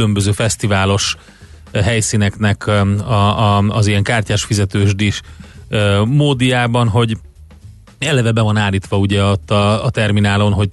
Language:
Hungarian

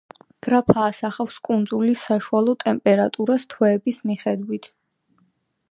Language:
Georgian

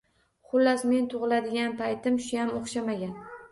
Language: Uzbek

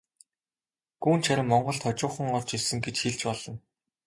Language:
Mongolian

